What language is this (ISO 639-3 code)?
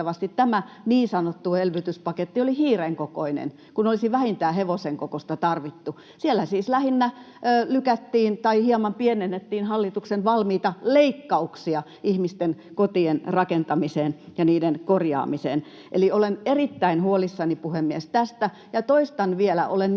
fin